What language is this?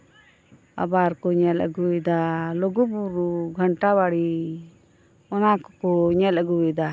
Santali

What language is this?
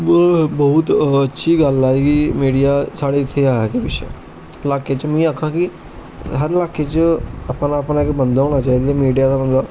Dogri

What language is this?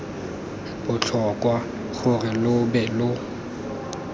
Tswana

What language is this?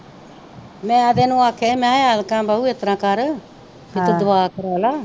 Punjabi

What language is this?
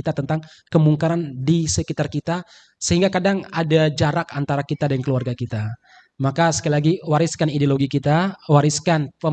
Indonesian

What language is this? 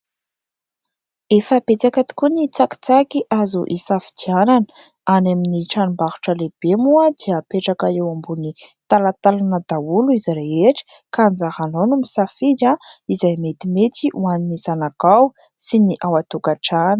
Malagasy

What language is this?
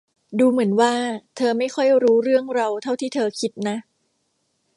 Thai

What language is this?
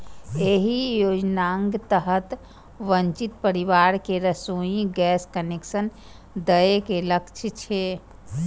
Maithili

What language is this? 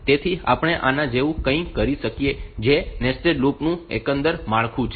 Gujarati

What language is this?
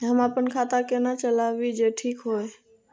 Maithili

